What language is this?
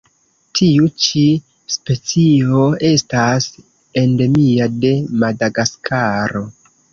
Esperanto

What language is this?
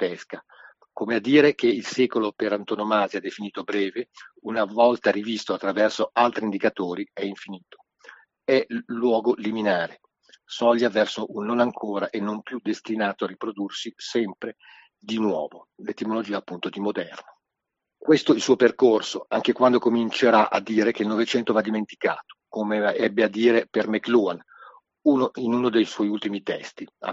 Italian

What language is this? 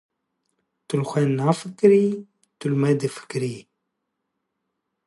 Kurdish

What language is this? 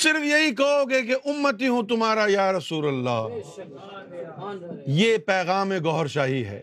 Urdu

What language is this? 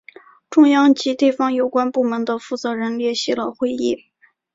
Chinese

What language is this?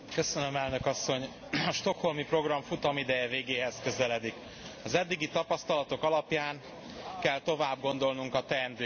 Hungarian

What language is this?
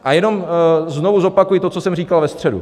Czech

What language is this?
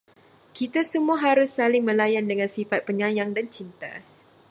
Malay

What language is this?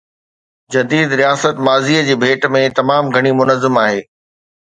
Sindhi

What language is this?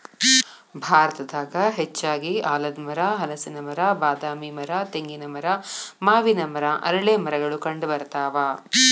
Kannada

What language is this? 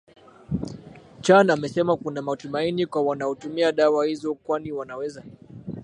Swahili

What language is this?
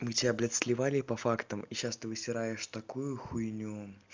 Russian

